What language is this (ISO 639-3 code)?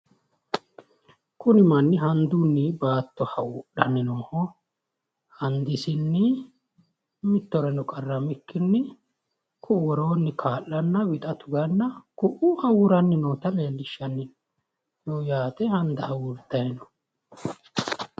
sid